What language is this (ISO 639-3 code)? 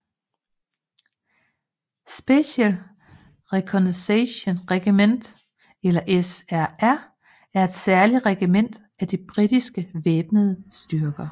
dan